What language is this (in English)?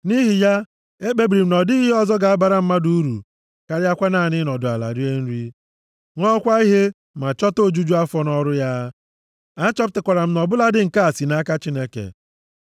Igbo